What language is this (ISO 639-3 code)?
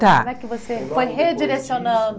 por